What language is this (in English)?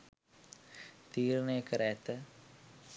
Sinhala